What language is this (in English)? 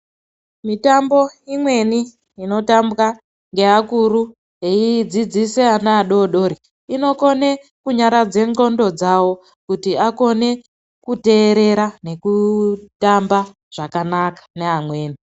Ndau